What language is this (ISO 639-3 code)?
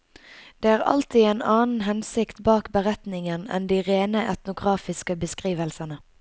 nor